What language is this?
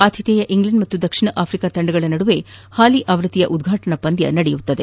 Kannada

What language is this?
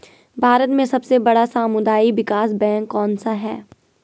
Hindi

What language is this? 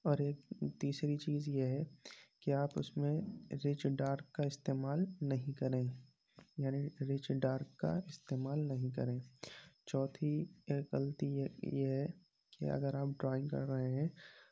Urdu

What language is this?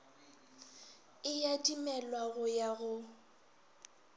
Northern Sotho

